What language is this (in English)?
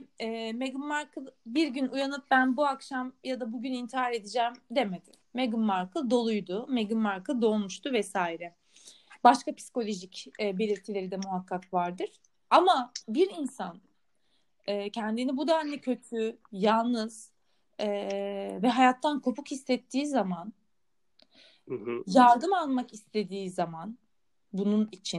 Turkish